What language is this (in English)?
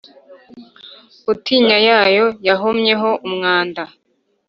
Kinyarwanda